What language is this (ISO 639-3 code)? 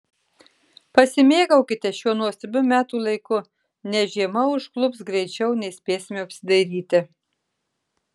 lit